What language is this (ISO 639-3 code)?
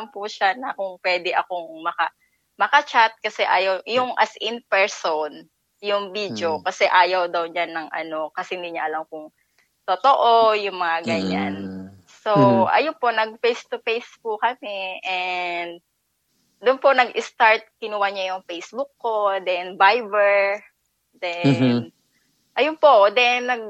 fil